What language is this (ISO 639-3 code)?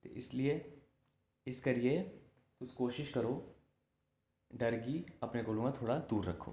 doi